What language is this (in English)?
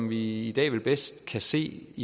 Danish